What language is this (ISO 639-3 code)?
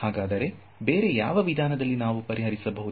kan